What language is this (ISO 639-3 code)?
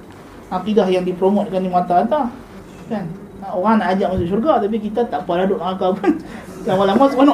msa